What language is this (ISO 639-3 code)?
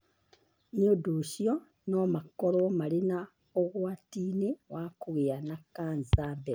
kik